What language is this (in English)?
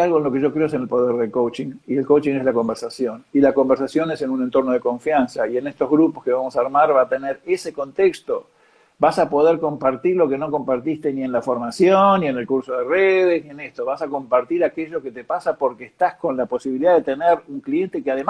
Spanish